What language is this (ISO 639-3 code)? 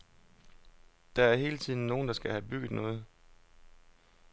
dan